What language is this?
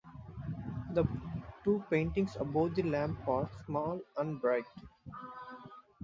English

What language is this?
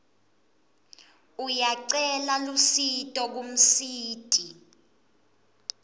Swati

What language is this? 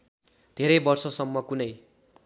Nepali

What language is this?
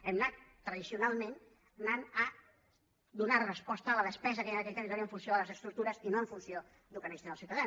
Catalan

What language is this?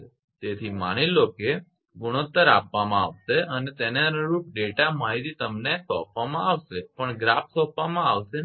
Gujarati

